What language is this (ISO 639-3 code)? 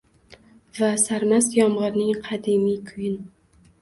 uzb